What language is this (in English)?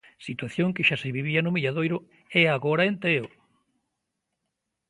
Galician